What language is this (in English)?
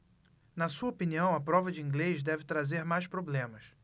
Portuguese